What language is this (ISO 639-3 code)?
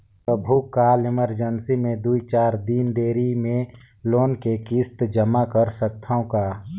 hne